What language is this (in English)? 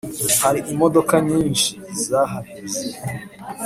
Kinyarwanda